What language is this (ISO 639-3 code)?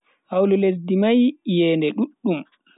fui